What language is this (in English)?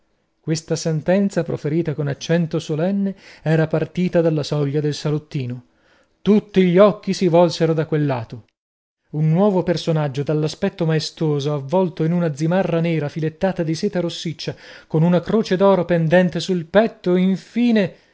Italian